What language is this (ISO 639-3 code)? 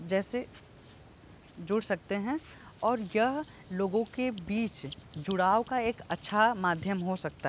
hin